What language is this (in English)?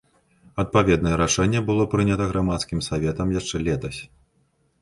Belarusian